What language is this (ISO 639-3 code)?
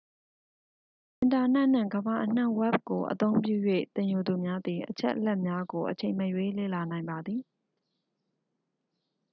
mya